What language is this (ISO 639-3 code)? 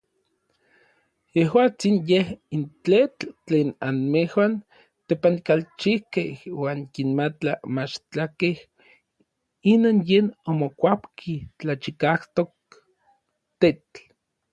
nlv